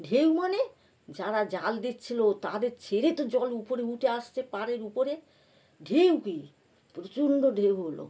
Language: Bangla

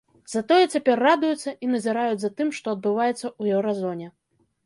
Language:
Belarusian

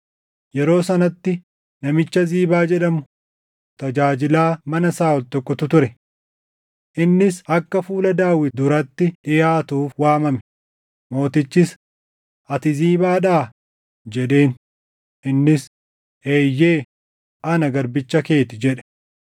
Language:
Oromo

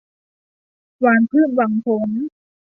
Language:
Thai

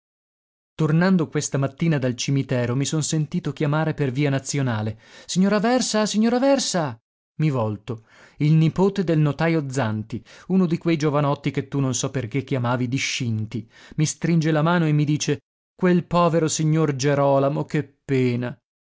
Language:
Italian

